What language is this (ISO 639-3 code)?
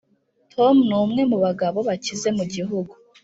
kin